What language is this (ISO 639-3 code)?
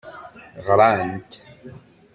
kab